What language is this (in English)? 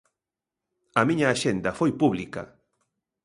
Galician